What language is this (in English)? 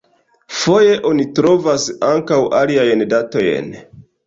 Esperanto